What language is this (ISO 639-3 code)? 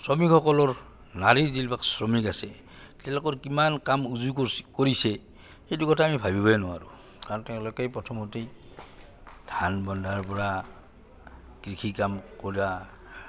asm